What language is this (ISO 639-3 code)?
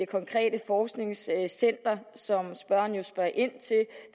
dan